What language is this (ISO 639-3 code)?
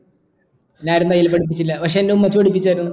mal